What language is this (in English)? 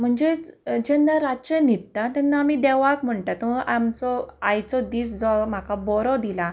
Konkani